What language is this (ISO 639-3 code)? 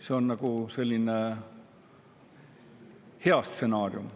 est